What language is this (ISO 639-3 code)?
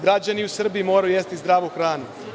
srp